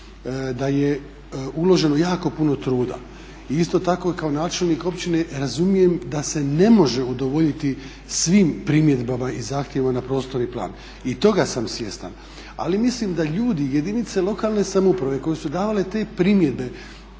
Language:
Croatian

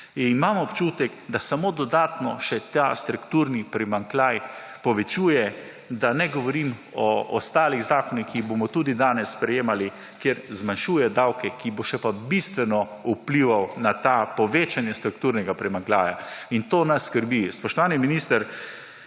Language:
Slovenian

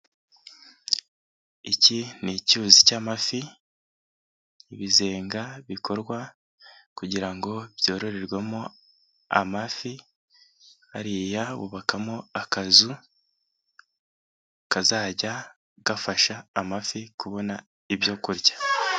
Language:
Kinyarwanda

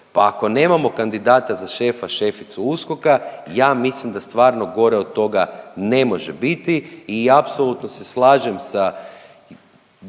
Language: Croatian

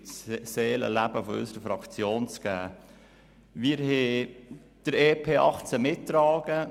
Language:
Swiss German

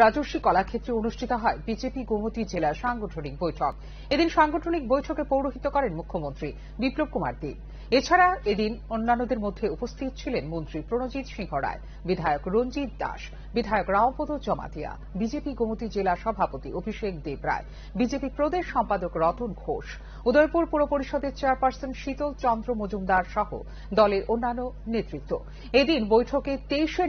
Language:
Romanian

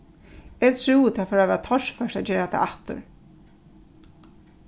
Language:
Faroese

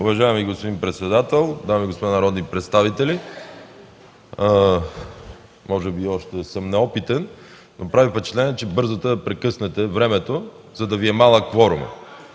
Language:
Bulgarian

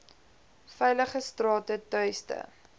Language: Afrikaans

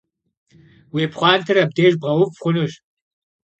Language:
Kabardian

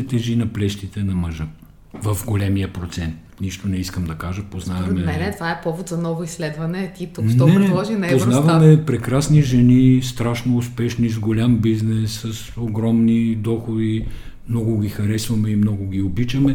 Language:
Bulgarian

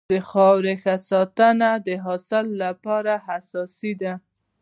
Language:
Pashto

